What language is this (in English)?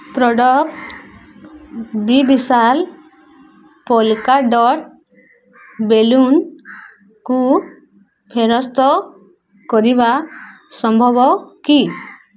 Odia